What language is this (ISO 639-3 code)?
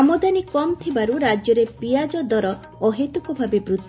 ori